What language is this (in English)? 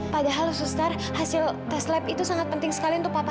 Indonesian